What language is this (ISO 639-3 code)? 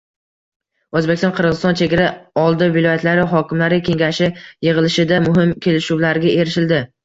uzb